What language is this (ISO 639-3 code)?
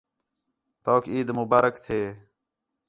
xhe